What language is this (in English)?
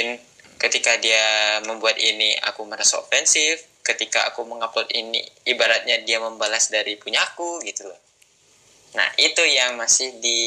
Indonesian